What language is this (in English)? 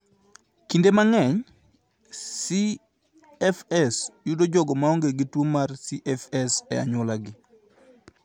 Luo (Kenya and Tanzania)